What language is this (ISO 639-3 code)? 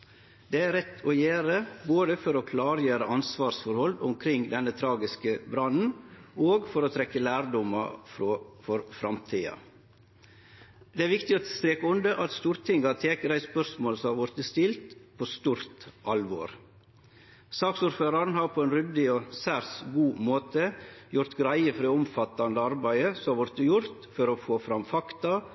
nno